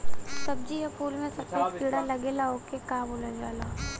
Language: Bhojpuri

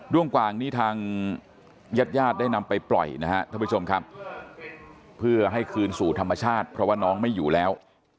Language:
Thai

